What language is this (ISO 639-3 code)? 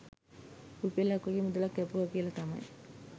sin